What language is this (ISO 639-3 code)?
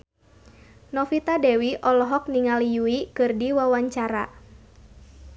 sun